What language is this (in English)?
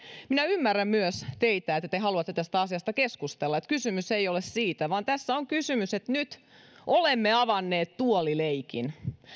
Finnish